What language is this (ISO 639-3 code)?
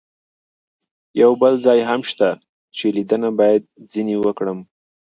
pus